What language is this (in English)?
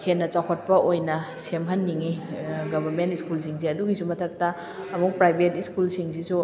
Manipuri